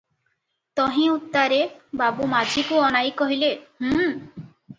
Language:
Odia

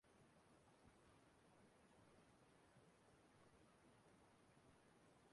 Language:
Igbo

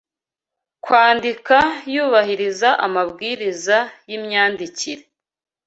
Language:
Kinyarwanda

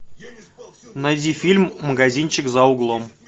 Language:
Russian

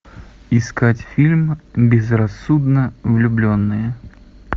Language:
Russian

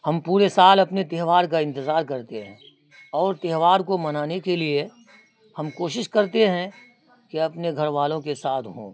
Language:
Urdu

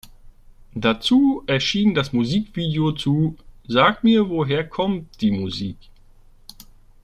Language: German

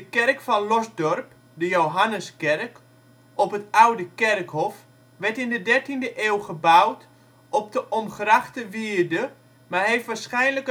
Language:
Dutch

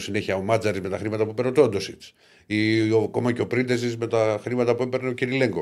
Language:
Greek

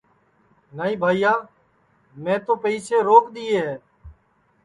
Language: Sansi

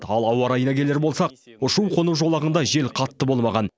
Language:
Kazakh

